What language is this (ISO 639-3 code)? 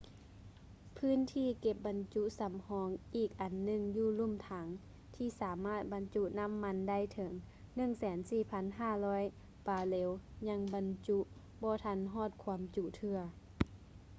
lao